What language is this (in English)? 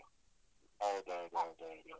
Kannada